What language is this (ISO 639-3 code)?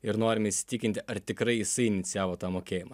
lit